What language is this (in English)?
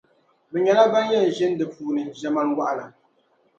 Dagbani